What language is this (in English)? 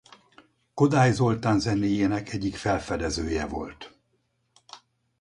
Hungarian